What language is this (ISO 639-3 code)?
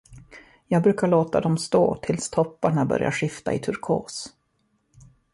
swe